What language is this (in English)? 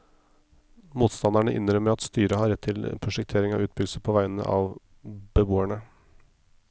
Norwegian